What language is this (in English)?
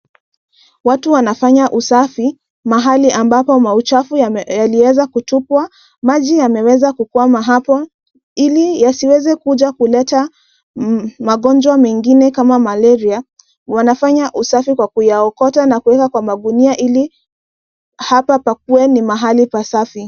Swahili